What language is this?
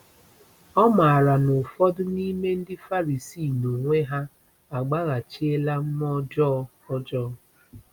Igbo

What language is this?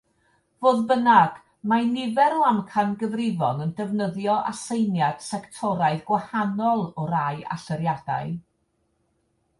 Welsh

